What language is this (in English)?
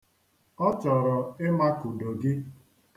Igbo